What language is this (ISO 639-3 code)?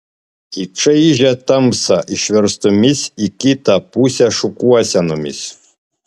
lit